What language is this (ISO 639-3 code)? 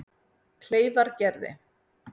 isl